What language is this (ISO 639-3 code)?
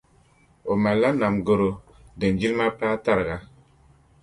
dag